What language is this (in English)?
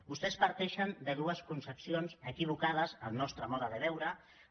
Catalan